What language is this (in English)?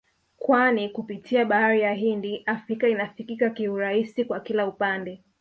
Swahili